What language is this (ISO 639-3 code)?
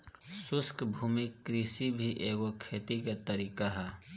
bho